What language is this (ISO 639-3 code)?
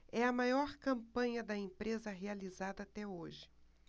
por